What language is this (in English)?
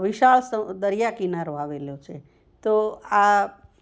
Gujarati